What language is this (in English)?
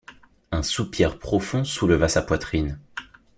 French